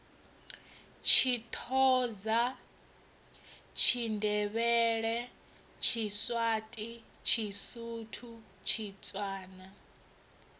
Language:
Venda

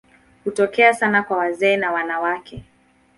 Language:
Swahili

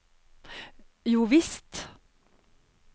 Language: Norwegian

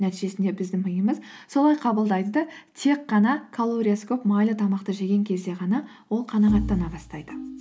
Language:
Kazakh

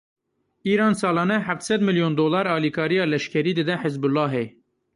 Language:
Kurdish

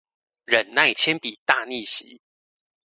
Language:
Chinese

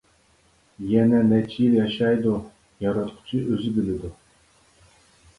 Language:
Uyghur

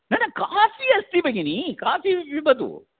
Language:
Sanskrit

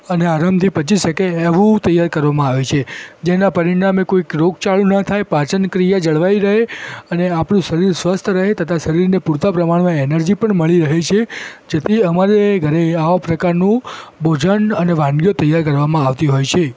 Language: Gujarati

